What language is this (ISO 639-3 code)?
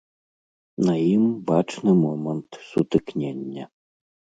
bel